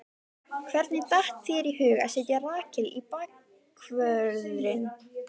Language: Icelandic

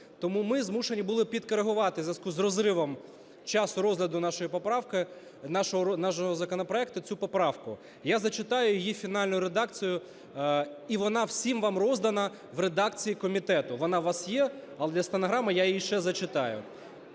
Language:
Ukrainian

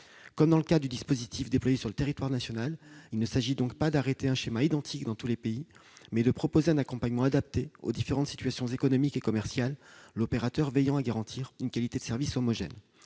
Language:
French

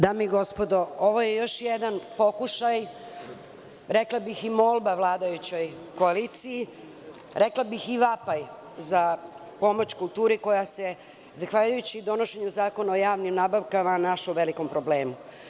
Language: Serbian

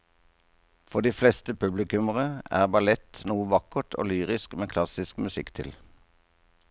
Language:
Norwegian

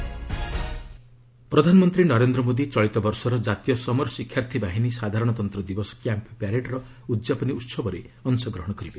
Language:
Odia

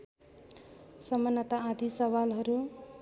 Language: Nepali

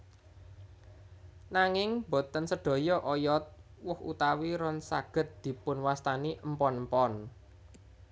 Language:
Javanese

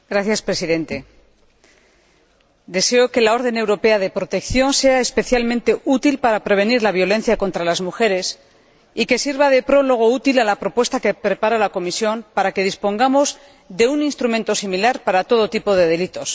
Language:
Spanish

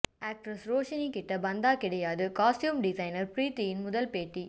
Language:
Tamil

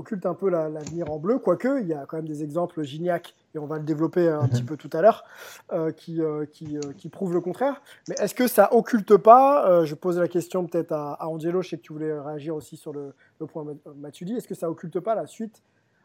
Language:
French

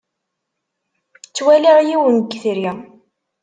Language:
Kabyle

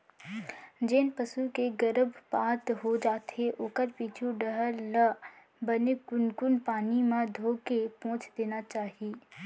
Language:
Chhattisgarhi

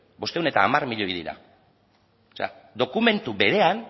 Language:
Basque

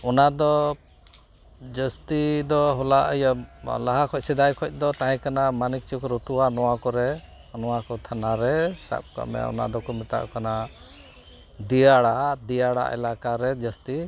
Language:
Santali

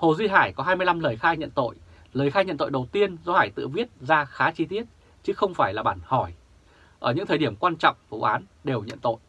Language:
Vietnamese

